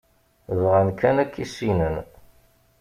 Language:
Kabyle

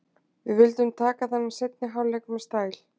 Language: Icelandic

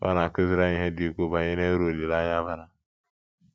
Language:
Igbo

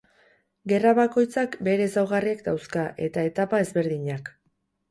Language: Basque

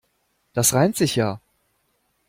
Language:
German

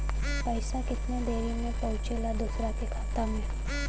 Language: Bhojpuri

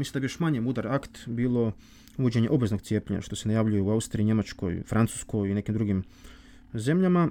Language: Croatian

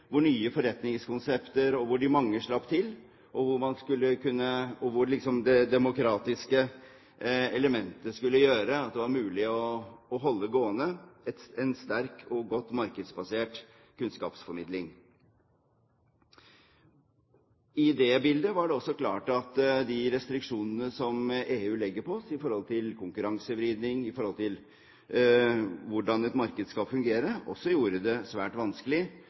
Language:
Norwegian Bokmål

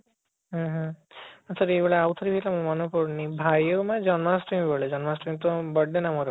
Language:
Odia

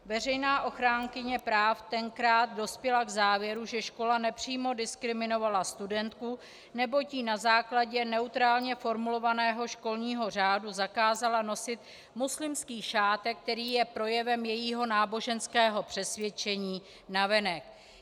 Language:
Czech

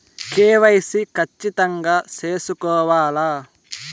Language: Telugu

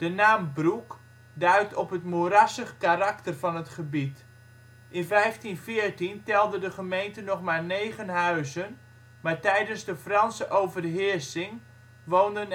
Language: Dutch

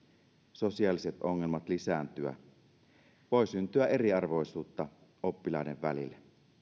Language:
Finnish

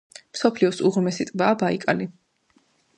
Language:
Georgian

